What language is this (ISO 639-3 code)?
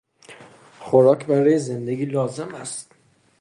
fas